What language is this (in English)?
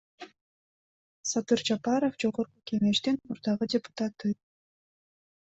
Kyrgyz